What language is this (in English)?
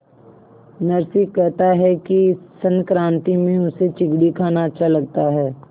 Hindi